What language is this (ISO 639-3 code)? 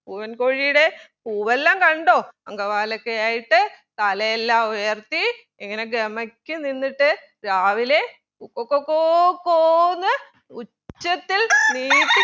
mal